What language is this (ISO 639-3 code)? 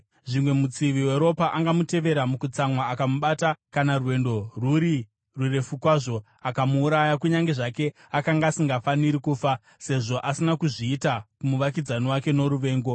sna